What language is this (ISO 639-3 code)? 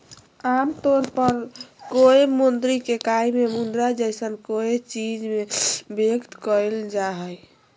mag